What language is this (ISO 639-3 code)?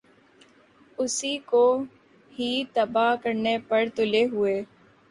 urd